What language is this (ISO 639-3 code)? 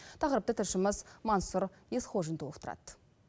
kaz